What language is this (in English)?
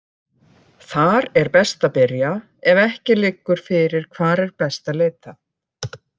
Icelandic